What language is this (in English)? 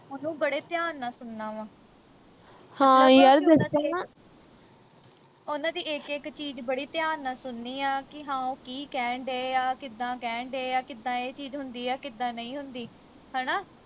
Punjabi